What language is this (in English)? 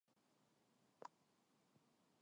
Korean